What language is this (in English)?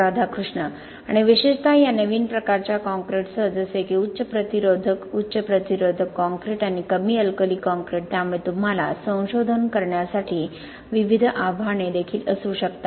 Marathi